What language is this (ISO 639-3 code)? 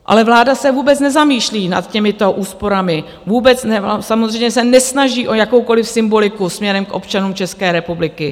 ces